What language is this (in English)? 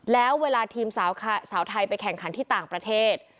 Thai